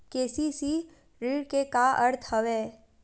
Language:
Chhattisgarhi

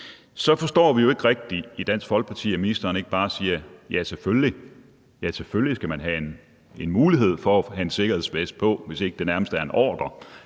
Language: Danish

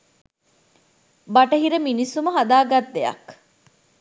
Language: Sinhala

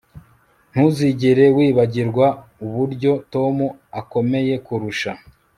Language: Kinyarwanda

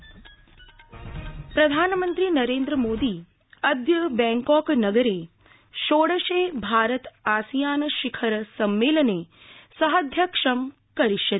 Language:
Sanskrit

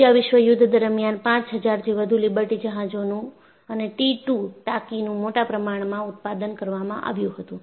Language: Gujarati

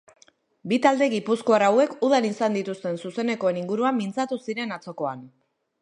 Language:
Basque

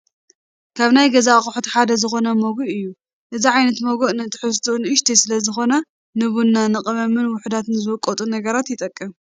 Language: Tigrinya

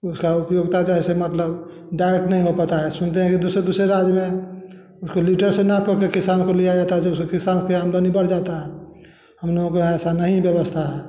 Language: Hindi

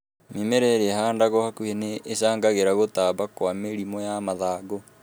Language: Kikuyu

